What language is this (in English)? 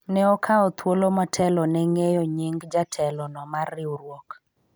Luo (Kenya and Tanzania)